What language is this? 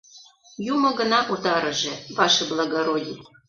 Mari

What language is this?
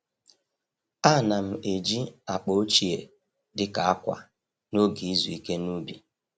Igbo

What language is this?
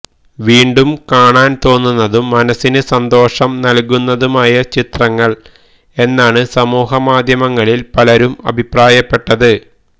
Malayalam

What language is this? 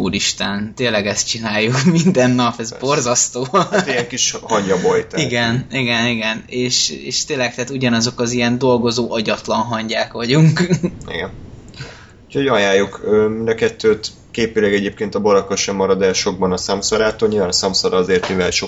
Hungarian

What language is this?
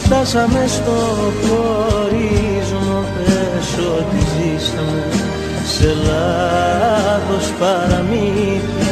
Greek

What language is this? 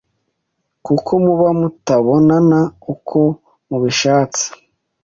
Kinyarwanda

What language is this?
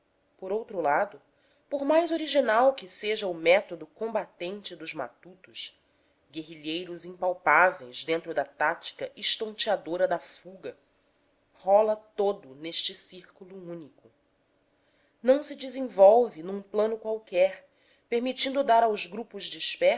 Portuguese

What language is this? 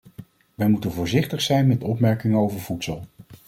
Dutch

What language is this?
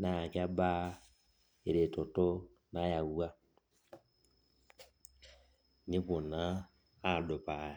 Masai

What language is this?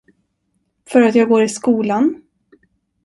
Swedish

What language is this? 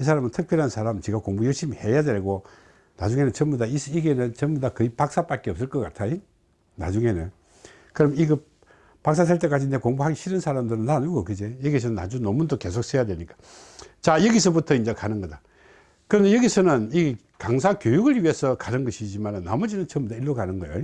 Korean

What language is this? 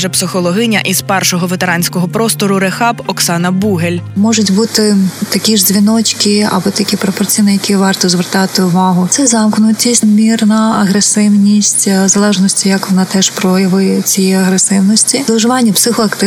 Ukrainian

